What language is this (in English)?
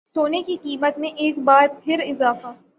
Urdu